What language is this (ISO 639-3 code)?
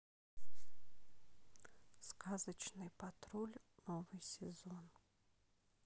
rus